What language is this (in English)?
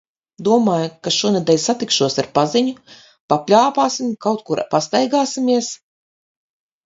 Latvian